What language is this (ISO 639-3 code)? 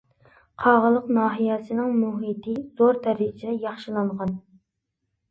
uig